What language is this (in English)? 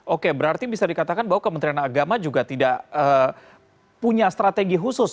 Indonesian